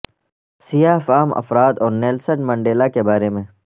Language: Urdu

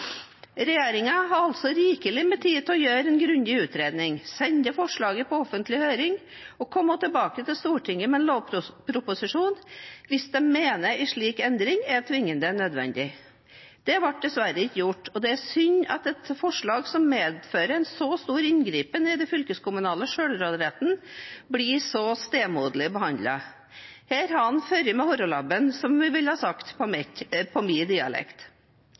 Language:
Norwegian Bokmål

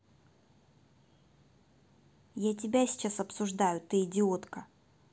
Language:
Russian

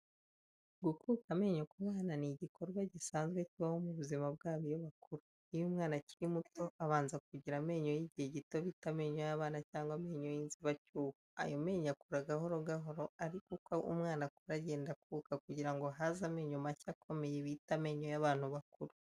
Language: Kinyarwanda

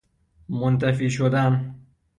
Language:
Persian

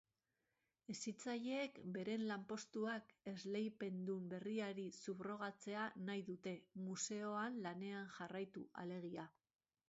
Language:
Basque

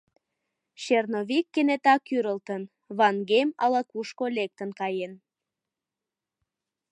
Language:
Mari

